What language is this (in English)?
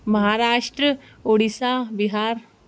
Sindhi